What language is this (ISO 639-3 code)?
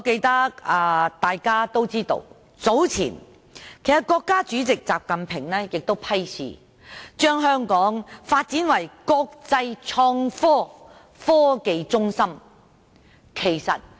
yue